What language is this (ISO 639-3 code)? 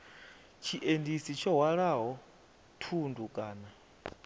ven